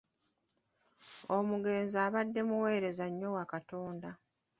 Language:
Ganda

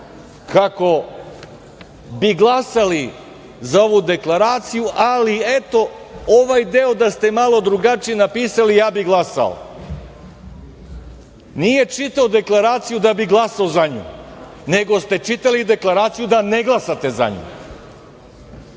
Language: Serbian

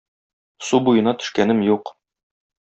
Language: Tatar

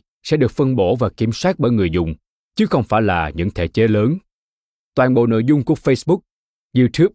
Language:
Vietnamese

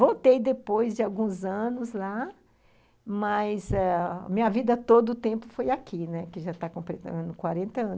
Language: Portuguese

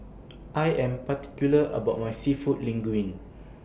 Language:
English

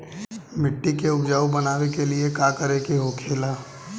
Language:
Bhojpuri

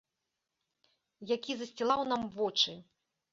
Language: Belarusian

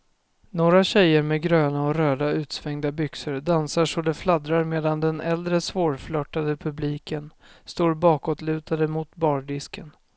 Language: Swedish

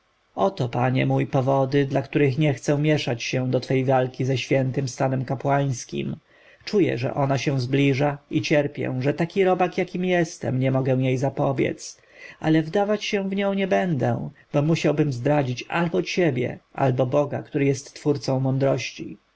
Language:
Polish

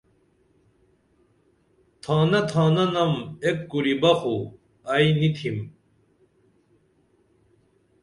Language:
Dameli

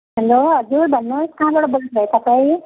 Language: Nepali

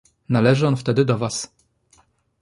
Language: Polish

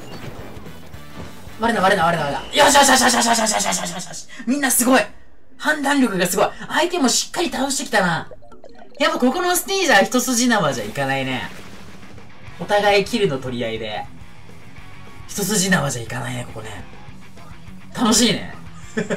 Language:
Japanese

